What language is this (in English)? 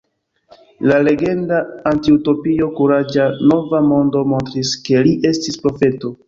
Esperanto